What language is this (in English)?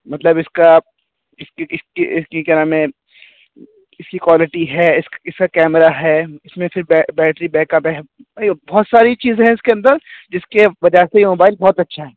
Urdu